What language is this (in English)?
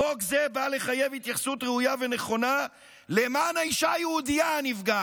Hebrew